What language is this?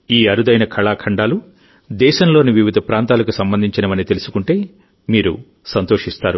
Telugu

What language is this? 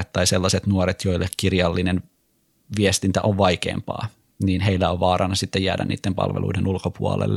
Finnish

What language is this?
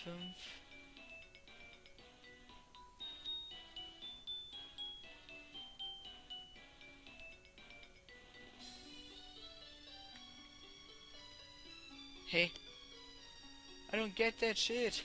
German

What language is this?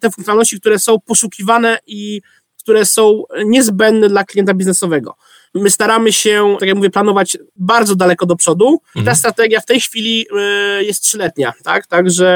Polish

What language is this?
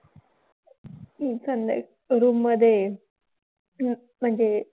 Marathi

